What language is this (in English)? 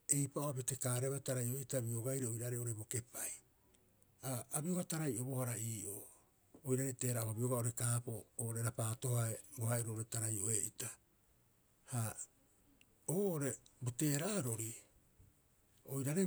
Rapoisi